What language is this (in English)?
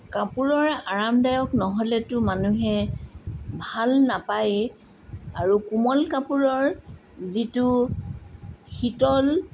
Assamese